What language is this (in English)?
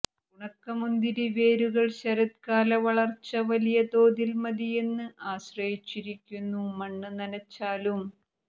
Malayalam